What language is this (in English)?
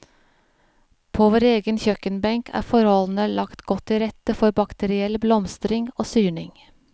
Norwegian